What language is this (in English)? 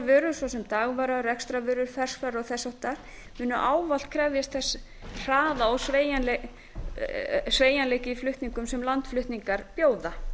Icelandic